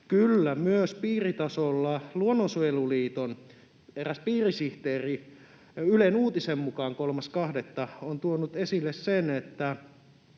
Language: Finnish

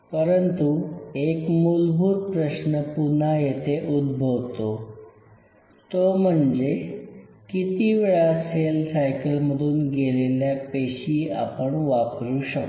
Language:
Marathi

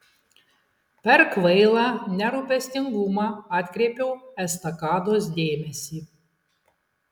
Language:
Lithuanian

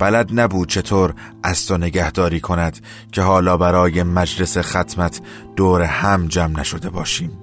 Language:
Persian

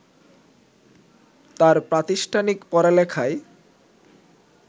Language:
Bangla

